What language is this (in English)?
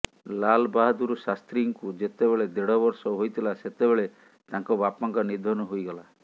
Odia